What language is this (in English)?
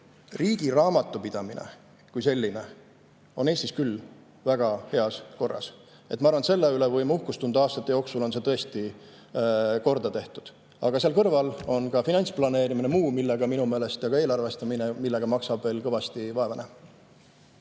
Estonian